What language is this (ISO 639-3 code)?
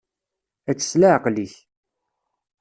kab